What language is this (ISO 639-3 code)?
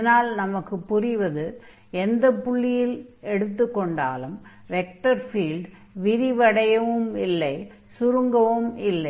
tam